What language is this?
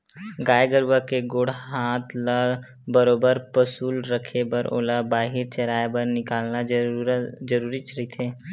Chhattisgarhi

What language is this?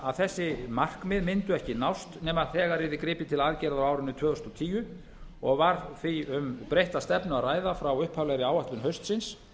Icelandic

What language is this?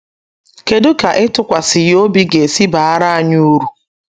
Igbo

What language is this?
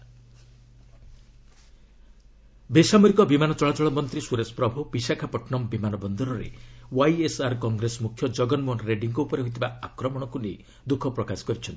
Odia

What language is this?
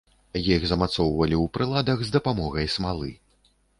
Belarusian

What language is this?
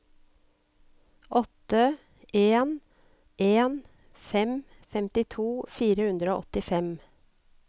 Norwegian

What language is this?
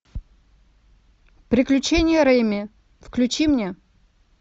Russian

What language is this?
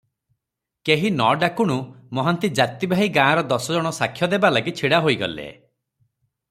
Odia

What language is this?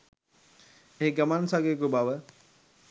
Sinhala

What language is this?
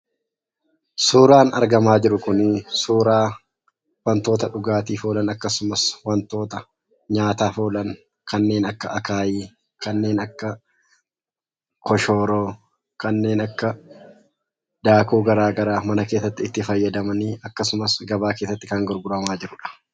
Oromo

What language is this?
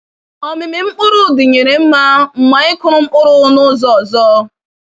Igbo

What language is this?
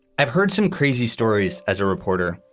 English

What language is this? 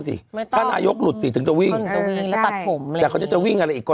Thai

